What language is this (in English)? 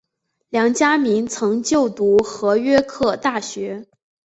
Chinese